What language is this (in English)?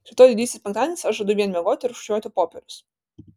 Lithuanian